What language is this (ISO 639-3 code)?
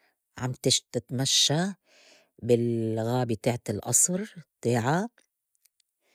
apc